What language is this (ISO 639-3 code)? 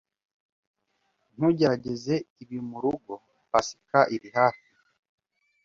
kin